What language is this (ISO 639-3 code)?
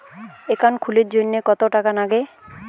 ben